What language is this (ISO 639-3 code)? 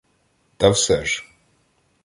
ukr